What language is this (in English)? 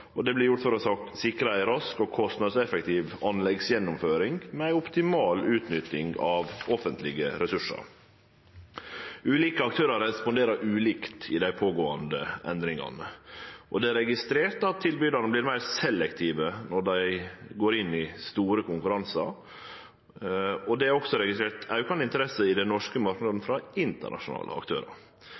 Norwegian Nynorsk